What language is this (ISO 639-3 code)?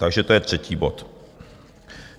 ces